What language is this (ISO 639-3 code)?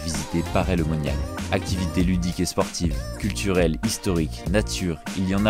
fra